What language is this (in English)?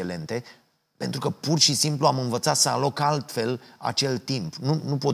Romanian